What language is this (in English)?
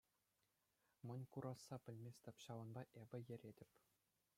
Chuvash